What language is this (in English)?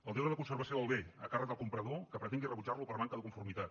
Catalan